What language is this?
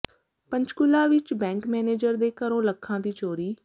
Punjabi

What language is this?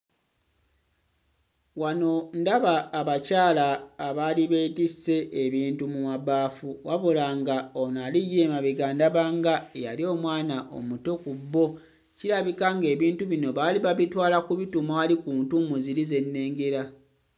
Ganda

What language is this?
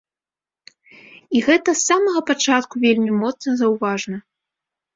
Belarusian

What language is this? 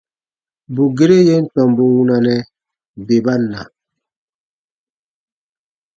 Baatonum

